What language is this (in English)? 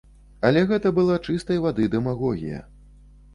Belarusian